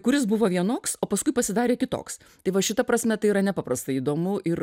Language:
Lithuanian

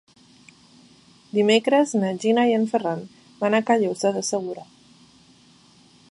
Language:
Catalan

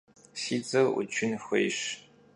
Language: Kabardian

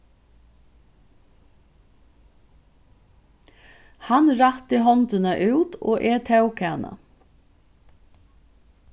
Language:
Faroese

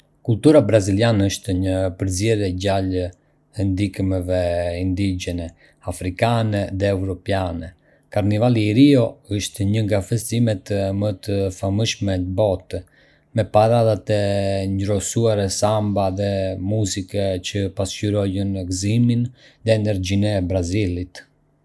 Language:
Arbëreshë Albanian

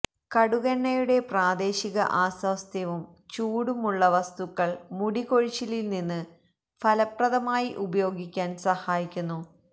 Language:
Malayalam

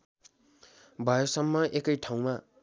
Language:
Nepali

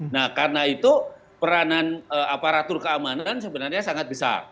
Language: Indonesian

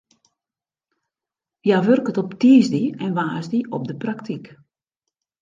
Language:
Western Frisian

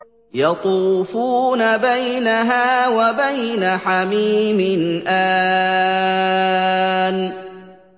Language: Arabic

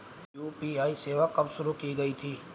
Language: Hindi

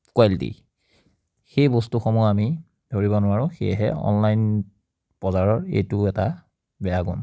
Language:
Assamese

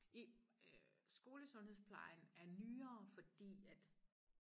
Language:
Danish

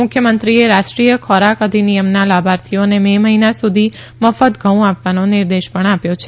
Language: Gujarati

